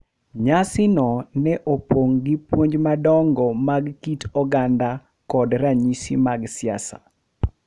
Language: Luo (Kenya and Tanzania)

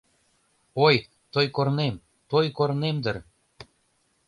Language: Mari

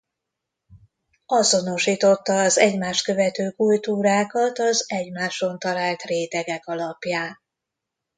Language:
Hungarian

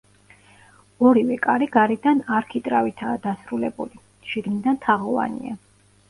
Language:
Georgian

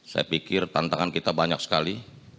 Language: Indonesian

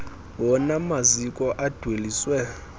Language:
Xhosa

